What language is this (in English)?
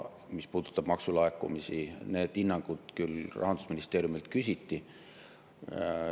Estonian